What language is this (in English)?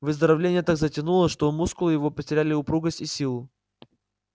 Russian